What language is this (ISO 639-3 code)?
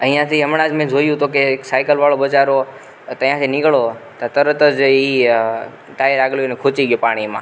guj